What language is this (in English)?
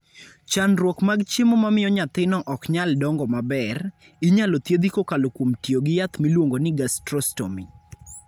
Luo (Kenya and Tanzania)